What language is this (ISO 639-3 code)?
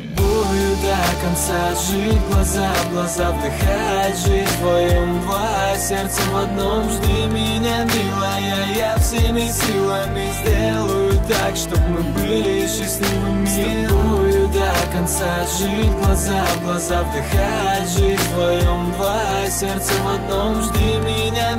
rus